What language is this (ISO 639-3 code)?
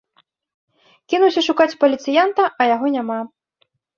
bel